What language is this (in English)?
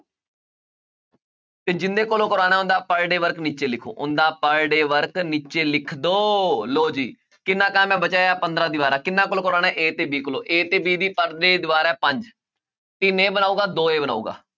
Punjabi